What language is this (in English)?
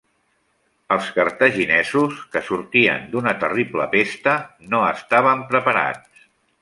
Catalan